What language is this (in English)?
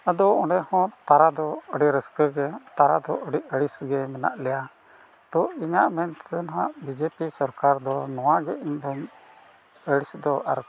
Santali